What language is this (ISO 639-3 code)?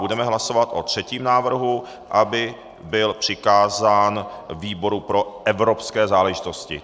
ces